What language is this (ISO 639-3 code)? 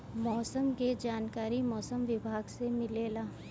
bho